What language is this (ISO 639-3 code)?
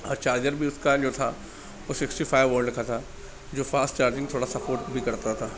urd